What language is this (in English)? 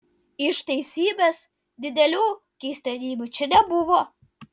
Lithuanian